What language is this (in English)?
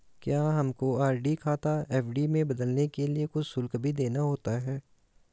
Hindi